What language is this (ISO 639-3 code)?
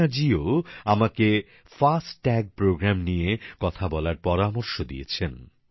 ben